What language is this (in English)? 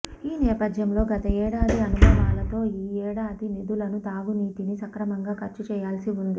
Telugu